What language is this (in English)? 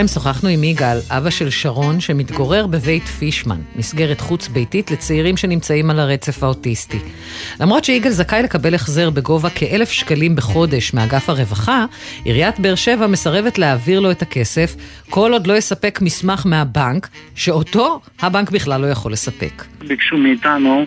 Hebrew